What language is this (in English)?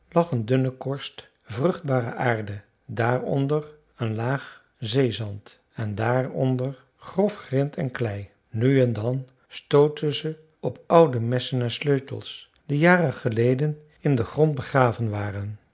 Dutch